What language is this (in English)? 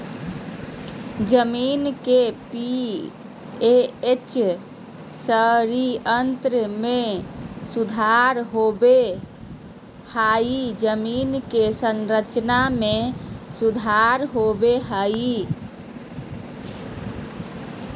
Magahi